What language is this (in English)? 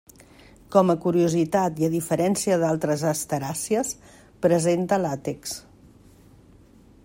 Catalan